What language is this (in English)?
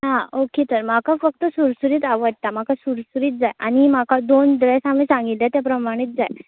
Konkani